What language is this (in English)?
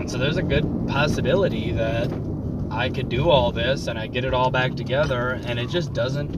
English